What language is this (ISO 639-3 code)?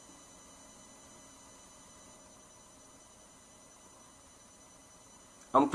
vie